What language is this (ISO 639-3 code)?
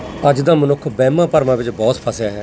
pan